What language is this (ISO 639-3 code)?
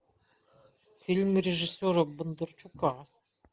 rus